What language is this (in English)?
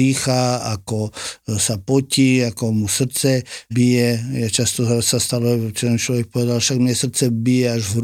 Slovak